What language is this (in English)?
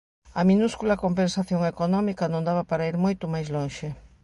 Galician